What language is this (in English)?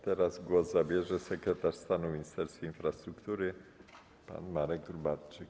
Polish